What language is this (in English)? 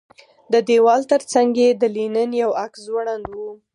Pashto